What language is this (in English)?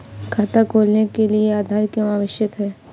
Hindi